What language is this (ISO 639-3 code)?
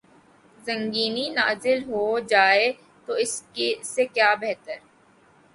urd